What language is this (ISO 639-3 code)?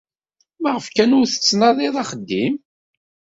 kab